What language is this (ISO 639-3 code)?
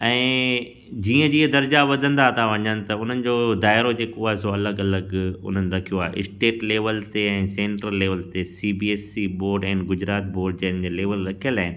snd